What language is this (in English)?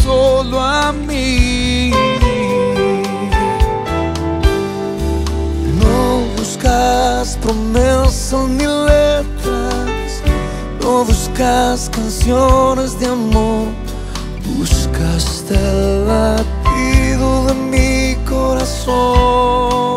Spanish